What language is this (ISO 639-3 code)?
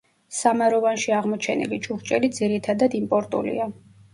kat